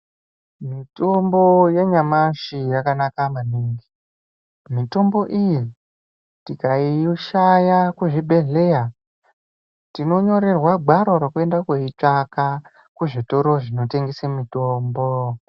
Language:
Ndau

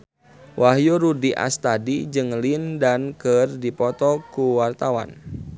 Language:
Sundanese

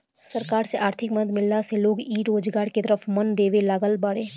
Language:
Bhojpuri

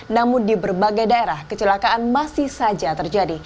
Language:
Indonesian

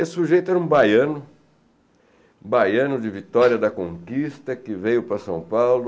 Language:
Portuguese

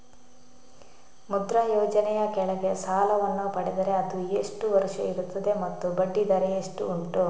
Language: Kannada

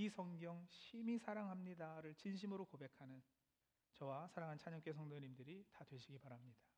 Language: Korean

